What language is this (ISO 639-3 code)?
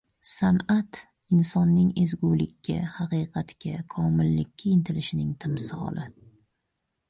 uzb